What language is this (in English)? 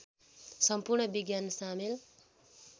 Nepali